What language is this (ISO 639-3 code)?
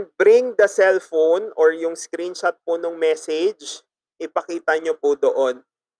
fil